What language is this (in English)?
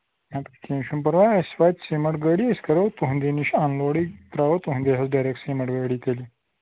Kashmiri